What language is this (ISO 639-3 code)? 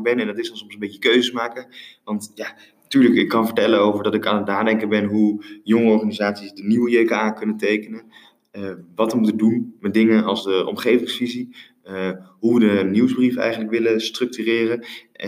nld